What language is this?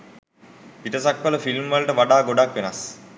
Sinhala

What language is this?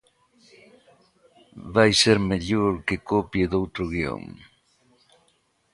Galician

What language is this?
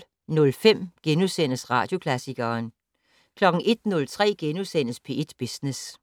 Danish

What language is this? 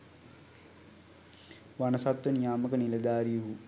Sinhala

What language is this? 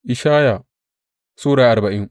Hausa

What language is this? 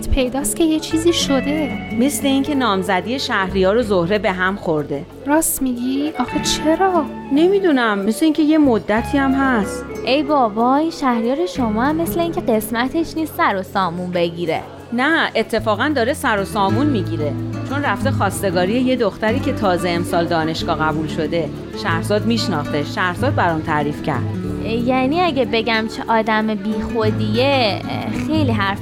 Persian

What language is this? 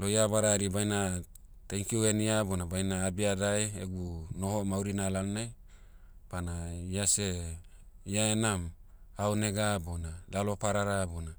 Motu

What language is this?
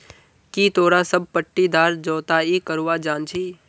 Magahi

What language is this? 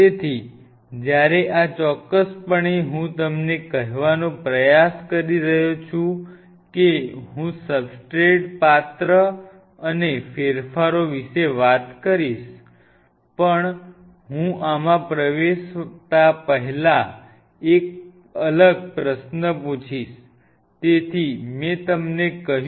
Gujarati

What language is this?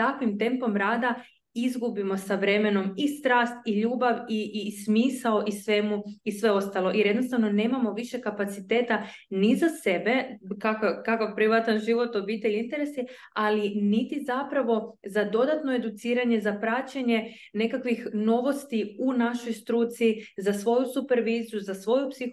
Croatian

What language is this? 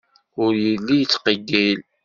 Kabyle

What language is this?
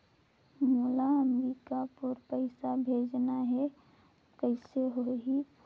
Chhattisgarhi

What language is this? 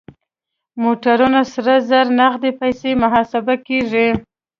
Pashto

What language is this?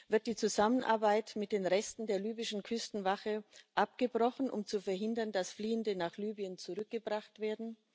German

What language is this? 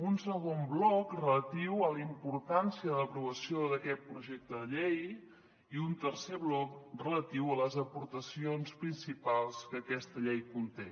Catalan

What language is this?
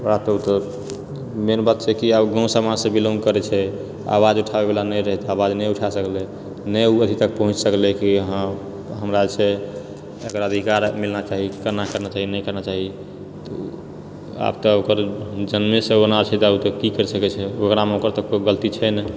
Maithili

